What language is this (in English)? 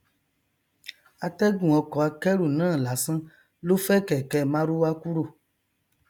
Yoruba